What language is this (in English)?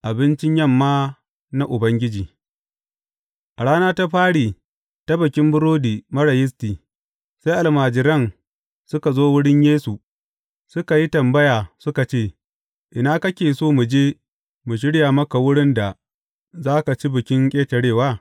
Hausa